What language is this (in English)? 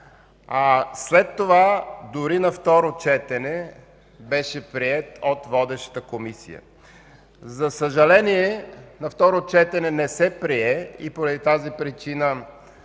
Bulgarian